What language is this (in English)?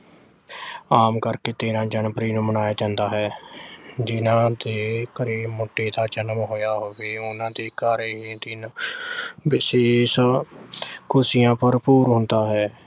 Punjabi